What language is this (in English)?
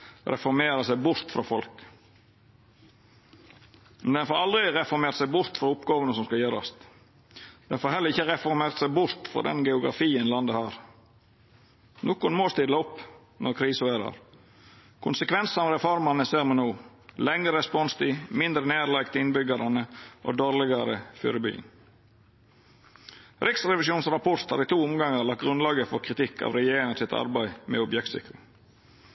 Norwegian Nynorsk